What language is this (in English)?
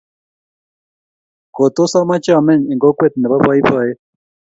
Kalenjin